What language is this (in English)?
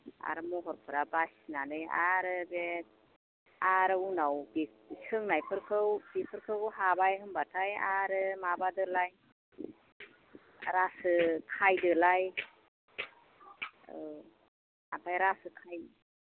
Bodo